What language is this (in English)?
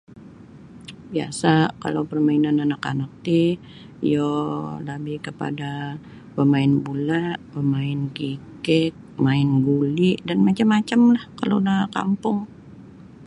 Sabah Bisaya